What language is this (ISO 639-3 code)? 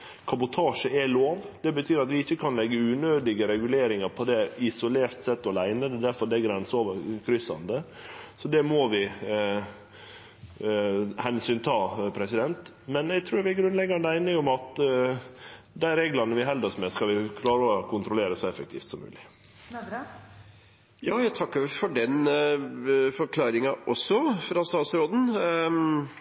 nor